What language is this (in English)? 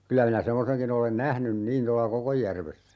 Finnish